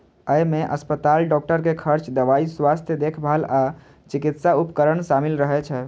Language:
Maithili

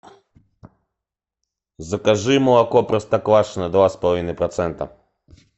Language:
Russian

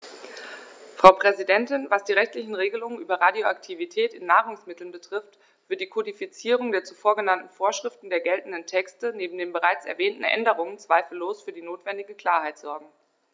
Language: German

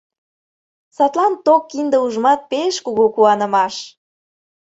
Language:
Mari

